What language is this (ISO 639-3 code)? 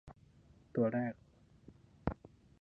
tha